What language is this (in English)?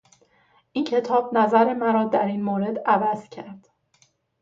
Persian